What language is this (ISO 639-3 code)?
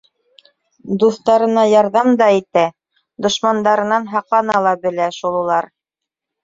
bak